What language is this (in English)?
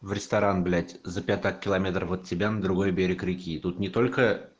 Russian